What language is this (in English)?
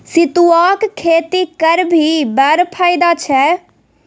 Maithili